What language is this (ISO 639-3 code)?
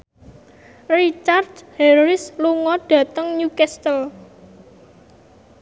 jav